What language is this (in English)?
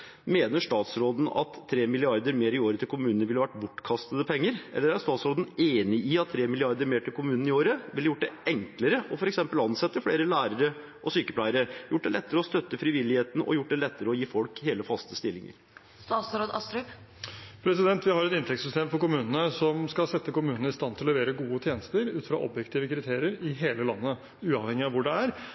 Norwegian Bokmål